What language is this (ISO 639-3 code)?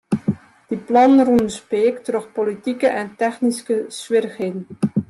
fry